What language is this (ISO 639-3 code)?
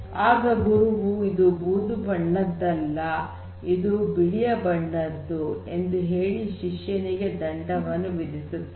kan